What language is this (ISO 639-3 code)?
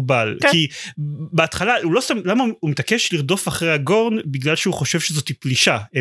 heb